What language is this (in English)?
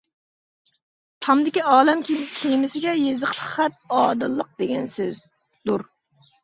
Uyghur